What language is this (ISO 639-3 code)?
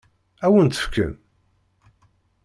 kab